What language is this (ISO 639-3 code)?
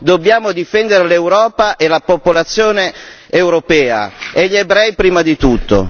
ita